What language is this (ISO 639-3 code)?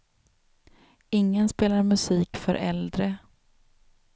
swe